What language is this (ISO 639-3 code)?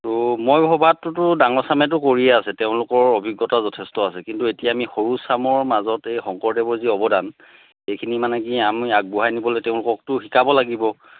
asm